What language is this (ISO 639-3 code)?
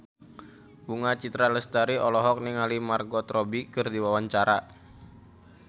sun